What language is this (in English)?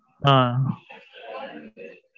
Tamil